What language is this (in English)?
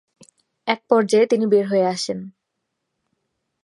Bangla